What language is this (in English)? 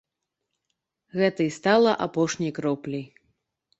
Belarusian